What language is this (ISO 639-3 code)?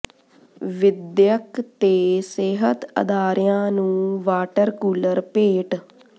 pan